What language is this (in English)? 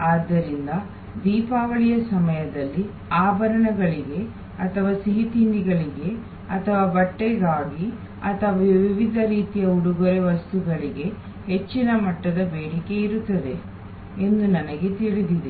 Kannada